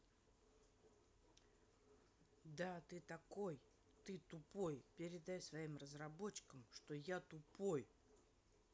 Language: Russian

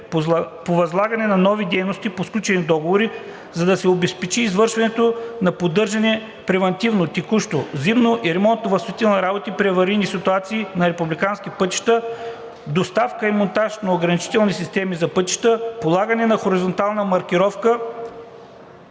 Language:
Bulgarian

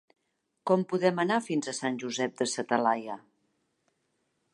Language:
Catalan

